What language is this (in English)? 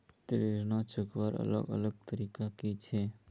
Magahi